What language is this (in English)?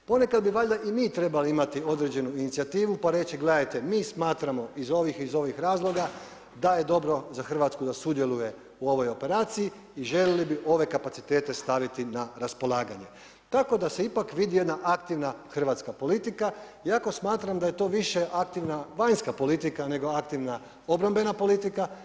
Croatian